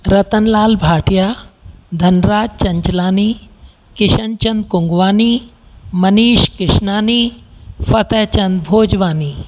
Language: Sindhi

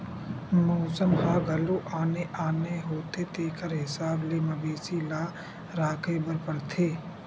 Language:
Chhattisgarhi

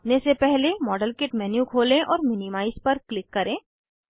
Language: Hindi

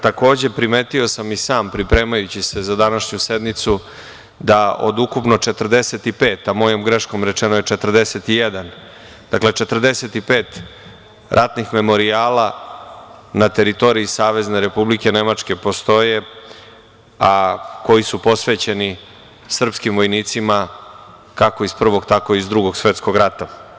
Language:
Serbian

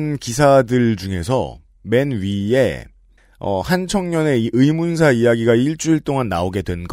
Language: Korean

